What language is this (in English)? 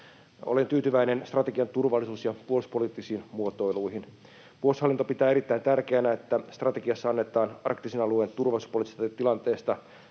Finnish